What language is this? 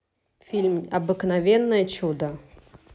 Russian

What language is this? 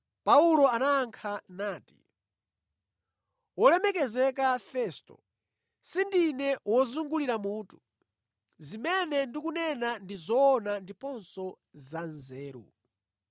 Nyanja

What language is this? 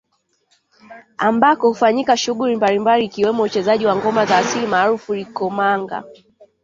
Swahili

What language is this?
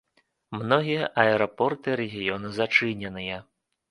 Belarusian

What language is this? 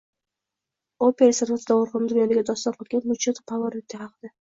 Uzbek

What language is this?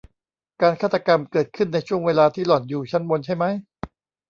Thai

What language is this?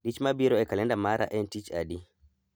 Luo (Kenya and Tanzania)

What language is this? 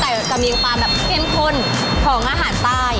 Thai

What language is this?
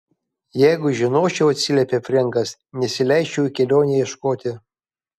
Lithuanian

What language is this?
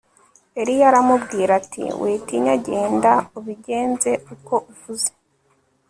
Kinyarwanda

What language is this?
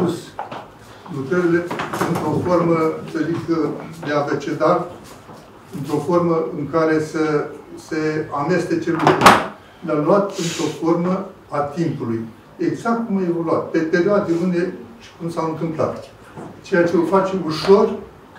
Romanian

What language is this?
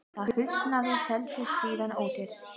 Icelandic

